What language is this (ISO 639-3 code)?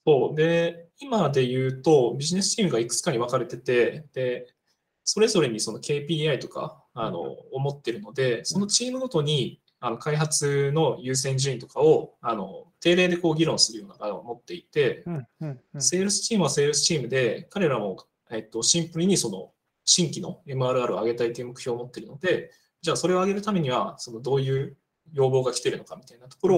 jpn